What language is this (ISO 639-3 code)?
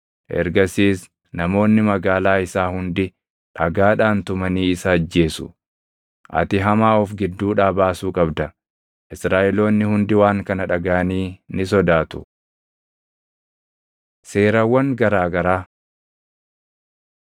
orm